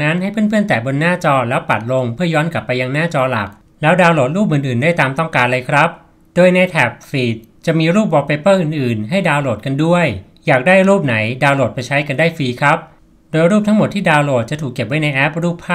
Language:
Thai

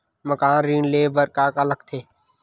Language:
Chhattisgarhi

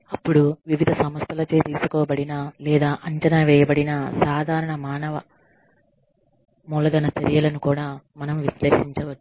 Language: Telugu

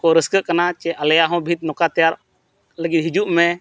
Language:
Santali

